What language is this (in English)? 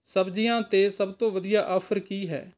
Punjabi